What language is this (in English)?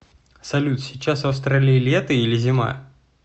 Russian